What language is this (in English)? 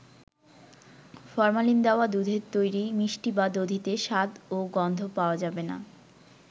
Bangla